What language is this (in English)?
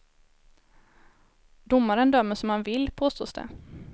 Swedish